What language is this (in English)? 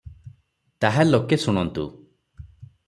Odia